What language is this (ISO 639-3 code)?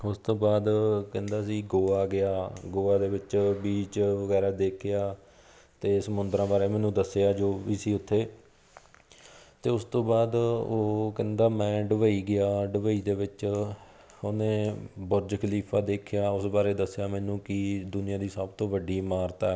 pan